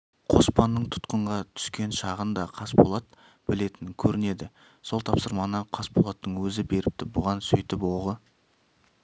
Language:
Kazakh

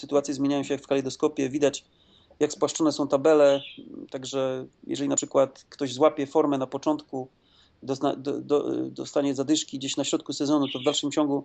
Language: Polish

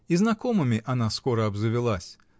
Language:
Russian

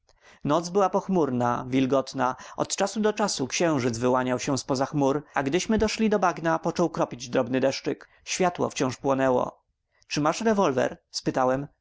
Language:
Polish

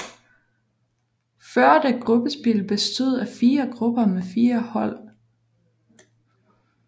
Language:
Danish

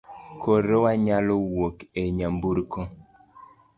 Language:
Luo (Kenya and Tanzania)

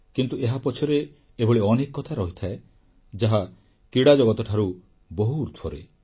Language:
Odia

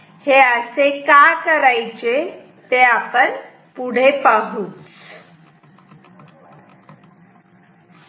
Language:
Marathi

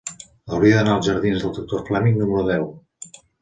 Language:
Catalan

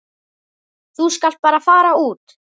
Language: Icelandic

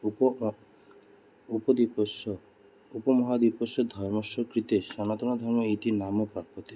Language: Sanskrit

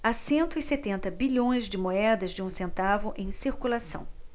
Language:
Portuguese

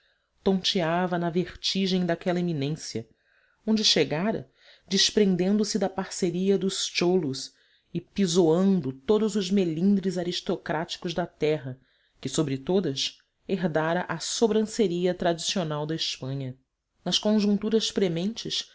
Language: Portuguese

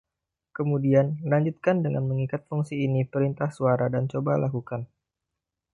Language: Indonesian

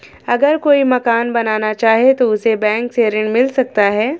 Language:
Hindi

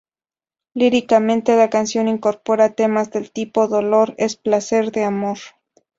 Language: Spanish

